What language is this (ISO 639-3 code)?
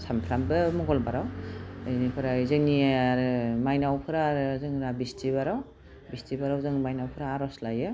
brx